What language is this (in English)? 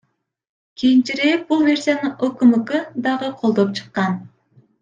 Kyrgyz